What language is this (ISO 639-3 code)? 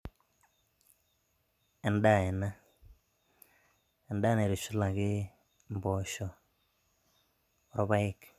mas